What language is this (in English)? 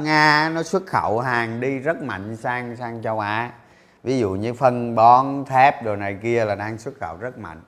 Vietnamese